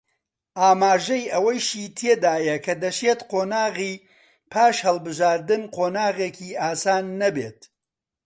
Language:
Central Kurdish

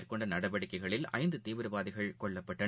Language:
Tamil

